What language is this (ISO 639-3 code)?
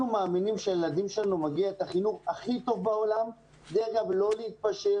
heb